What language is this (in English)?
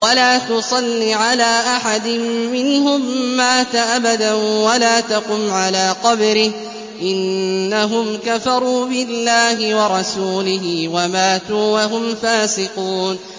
Arabic